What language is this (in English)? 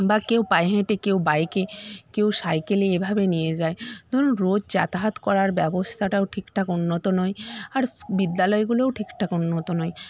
Bangla